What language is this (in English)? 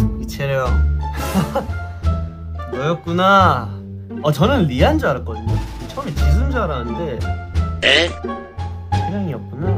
Korean